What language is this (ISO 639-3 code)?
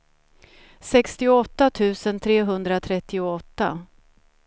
swe